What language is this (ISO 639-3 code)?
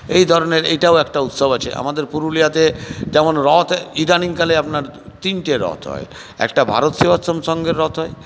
ben